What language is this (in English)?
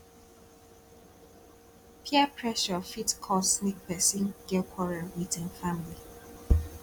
Nigerian Pidgin